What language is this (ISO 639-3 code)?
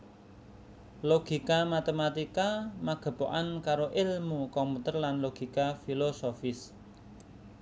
jav